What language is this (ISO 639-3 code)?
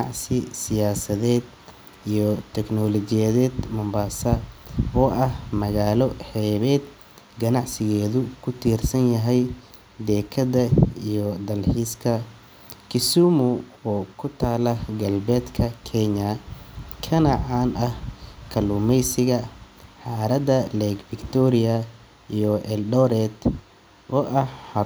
som